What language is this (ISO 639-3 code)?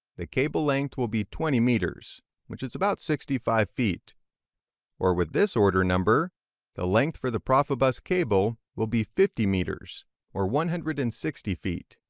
eng